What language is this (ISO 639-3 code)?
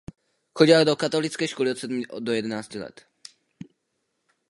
ces